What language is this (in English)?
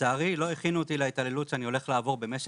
Hebrew